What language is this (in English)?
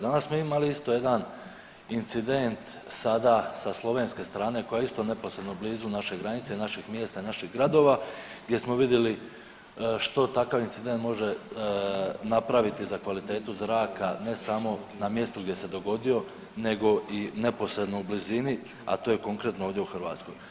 Croatian